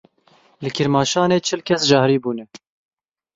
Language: Kurdish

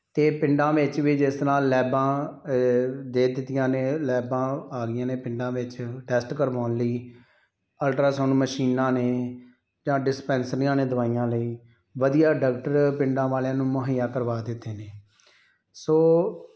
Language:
Punjabi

